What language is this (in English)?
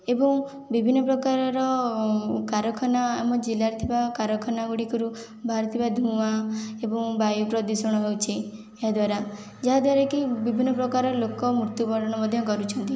Odia